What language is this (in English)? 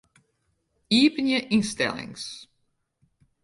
Western Frisian